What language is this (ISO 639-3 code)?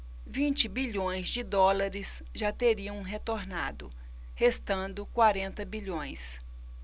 por